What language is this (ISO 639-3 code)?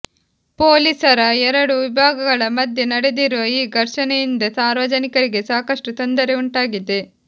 kan